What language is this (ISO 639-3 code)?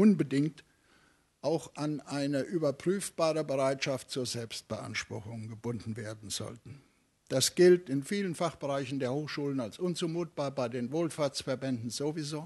deu